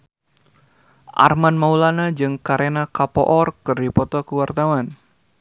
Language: Sundanese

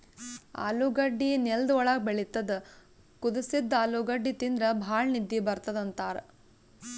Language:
Kannada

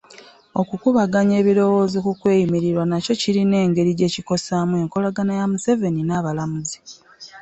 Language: Ganda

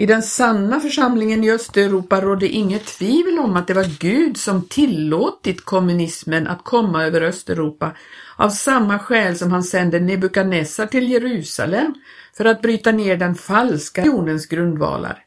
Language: Swedish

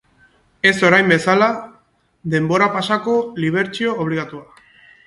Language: Basque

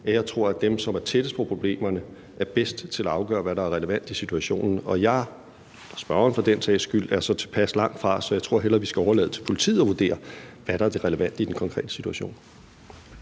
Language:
Danish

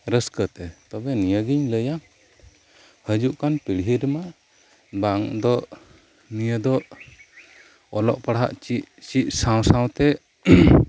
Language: Santali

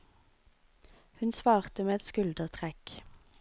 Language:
Norwegian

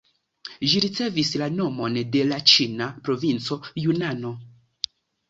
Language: Esperanto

